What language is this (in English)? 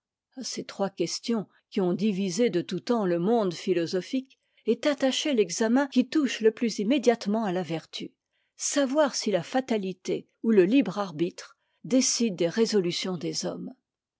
French